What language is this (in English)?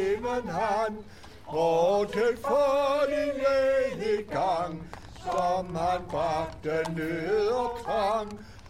Danish